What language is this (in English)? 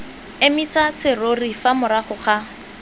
Tswana